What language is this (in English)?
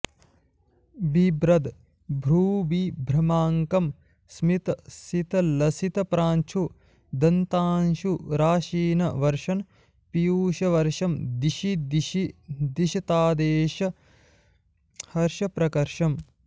Sanskrit